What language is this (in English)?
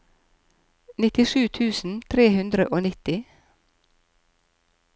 Norwegian